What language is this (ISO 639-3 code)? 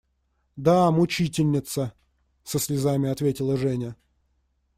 rus